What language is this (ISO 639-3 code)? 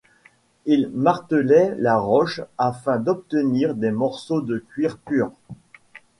fra